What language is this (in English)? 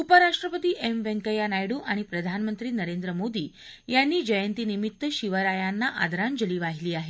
Marathi